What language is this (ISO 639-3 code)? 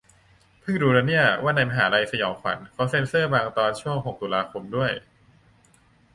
tha